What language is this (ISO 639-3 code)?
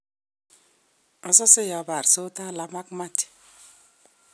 kln